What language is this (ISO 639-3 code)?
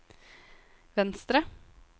nor